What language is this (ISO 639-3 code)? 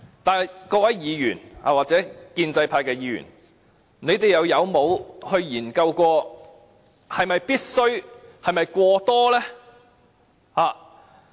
yue